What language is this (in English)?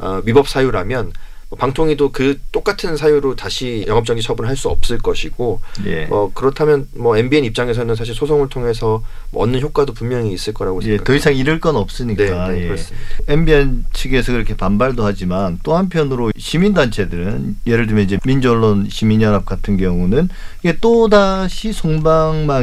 Korean